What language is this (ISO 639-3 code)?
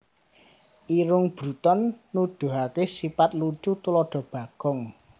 jav